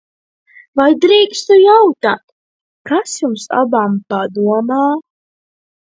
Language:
Latvian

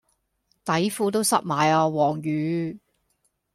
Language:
Cantonese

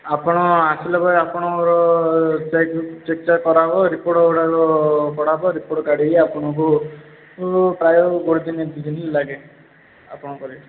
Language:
Odia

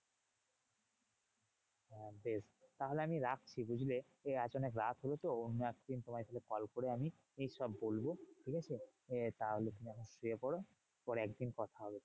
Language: Bangla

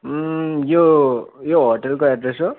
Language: Nepali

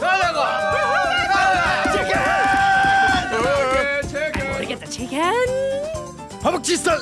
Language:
Korean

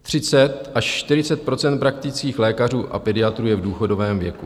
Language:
Czech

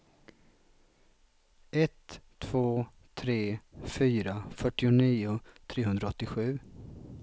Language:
Swedish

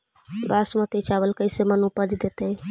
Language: Magahi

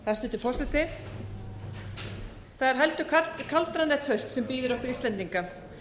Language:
Icelandic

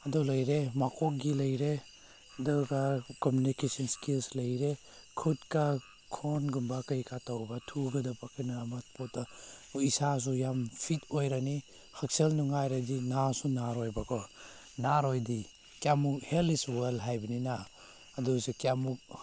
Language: Manipuri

